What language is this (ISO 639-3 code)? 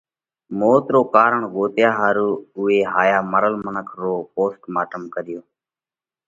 kvx